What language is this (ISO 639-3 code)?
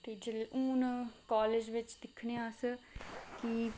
doi